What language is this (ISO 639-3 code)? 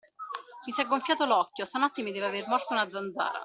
ita